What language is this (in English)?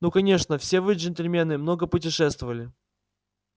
Russian